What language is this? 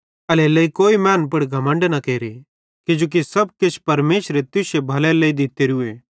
Bhadrawahi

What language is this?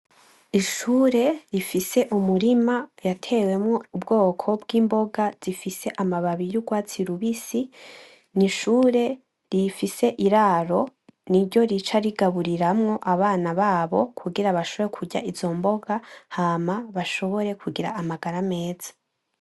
Rundi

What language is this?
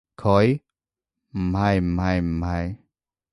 Cantonese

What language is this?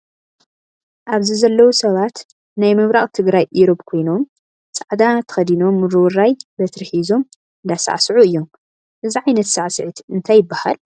Tigrinya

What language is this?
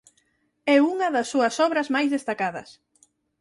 Galician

